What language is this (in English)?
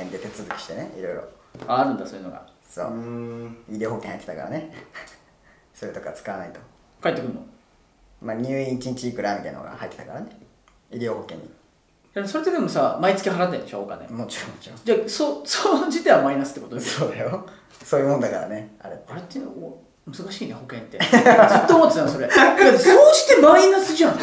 Japanese